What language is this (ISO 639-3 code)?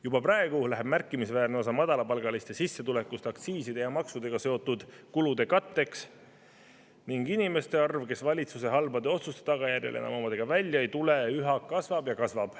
est